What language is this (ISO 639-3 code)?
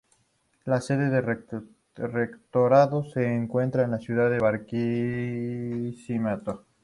spa